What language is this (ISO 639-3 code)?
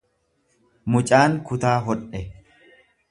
orm